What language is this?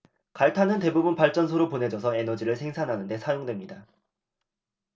Korean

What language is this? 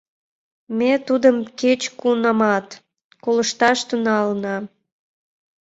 Mari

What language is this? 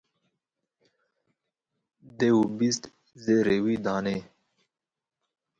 Kurdish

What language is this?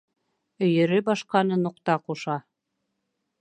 Bashkir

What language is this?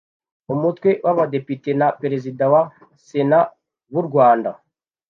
Kinyarwanda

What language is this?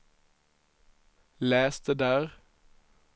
Swedish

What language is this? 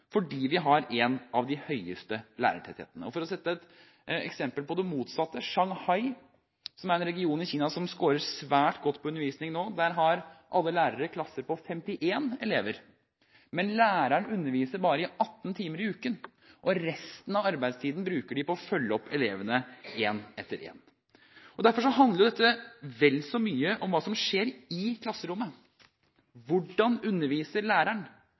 Norwegian Bokmål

